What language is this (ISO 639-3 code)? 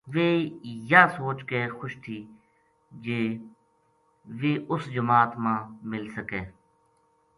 gju